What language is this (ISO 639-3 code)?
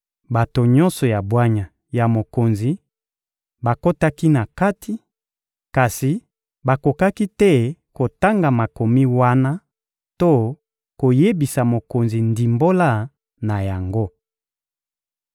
lin